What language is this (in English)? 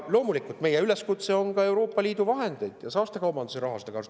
Estonian